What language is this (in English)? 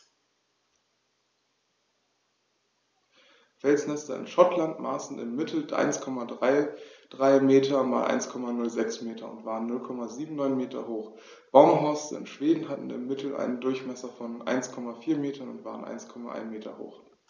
German